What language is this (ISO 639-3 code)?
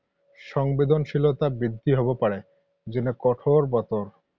asm